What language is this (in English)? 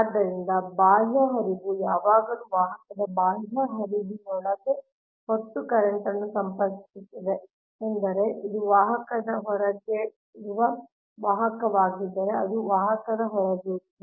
Kannada